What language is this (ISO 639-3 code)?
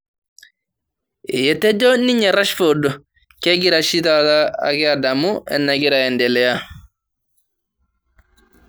mas